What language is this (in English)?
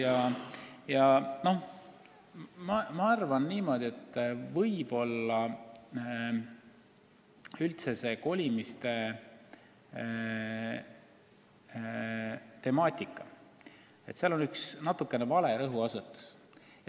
Estonian